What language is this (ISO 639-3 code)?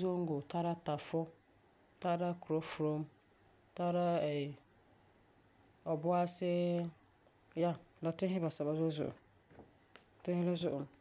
gur